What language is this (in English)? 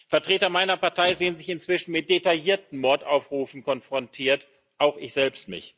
German